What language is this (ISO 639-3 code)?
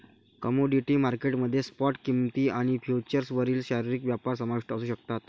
mar